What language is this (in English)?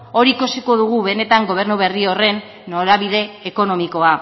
Basque